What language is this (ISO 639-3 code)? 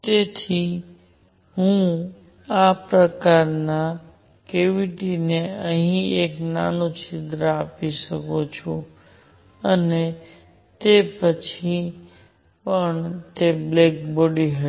guj